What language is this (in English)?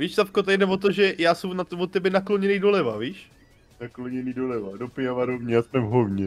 Czech